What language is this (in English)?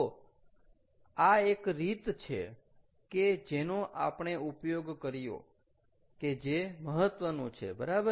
Gujarati